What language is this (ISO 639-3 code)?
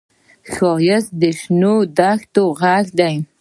pus